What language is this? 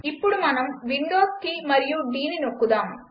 Telugu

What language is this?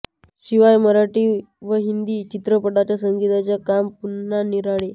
Marathi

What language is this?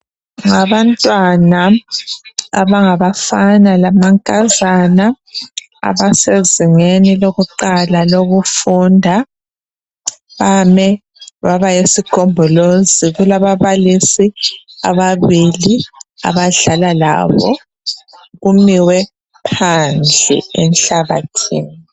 North Ndebele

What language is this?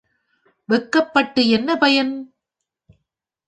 Tamil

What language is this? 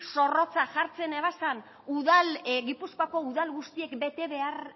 Basque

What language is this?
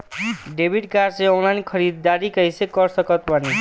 Bhojpuri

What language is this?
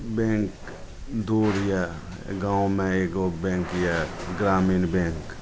Maithili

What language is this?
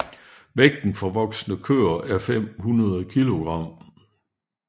Danish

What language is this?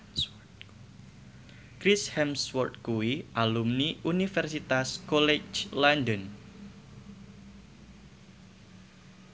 Javanese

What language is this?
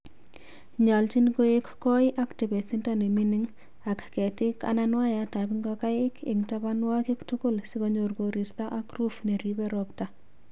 Kalenjin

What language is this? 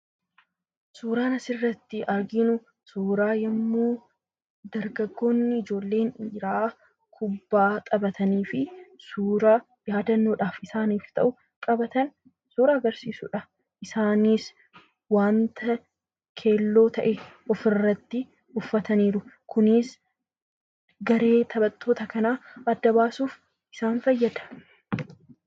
Oromo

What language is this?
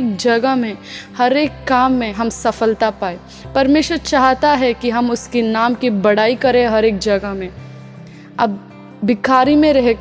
Hindi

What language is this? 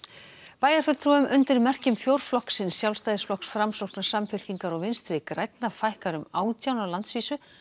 Icelandic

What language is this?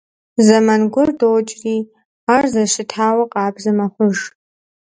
Kabardian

